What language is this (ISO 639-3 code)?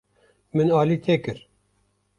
kur